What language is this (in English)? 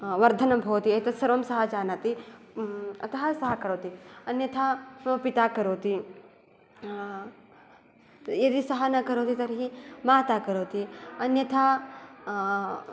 Sanskrit